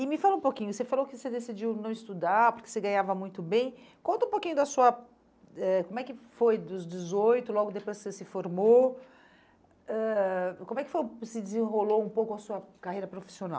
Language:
Portuguese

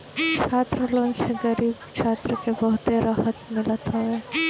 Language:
Bhojpuri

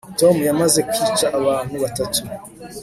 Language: Kinyarwanda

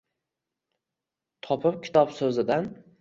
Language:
Uzbek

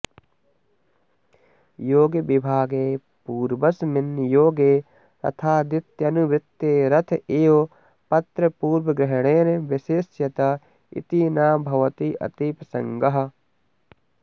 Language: Sanskrit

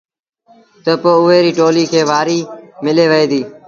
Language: Sindhi Bhil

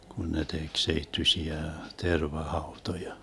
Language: Finnish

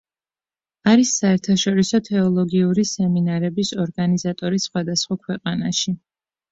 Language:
Georgian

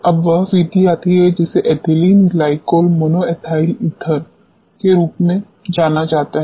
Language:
Hindi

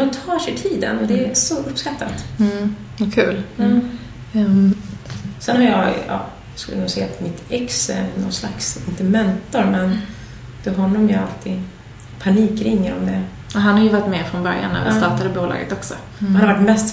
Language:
Swedish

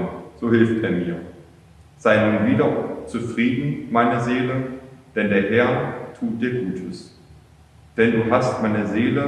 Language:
German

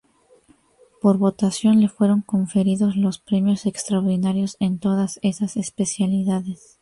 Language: Spanish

